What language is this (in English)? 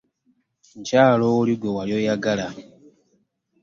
Ganda